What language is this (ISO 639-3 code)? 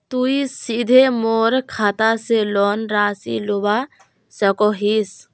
mag